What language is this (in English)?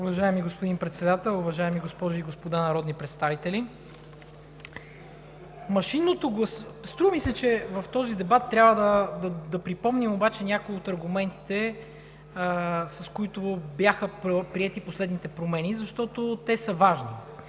Bulgarian